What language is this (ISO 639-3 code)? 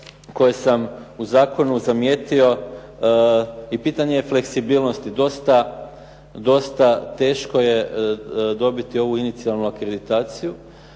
hrv